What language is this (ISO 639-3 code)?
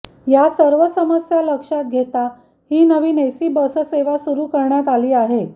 mar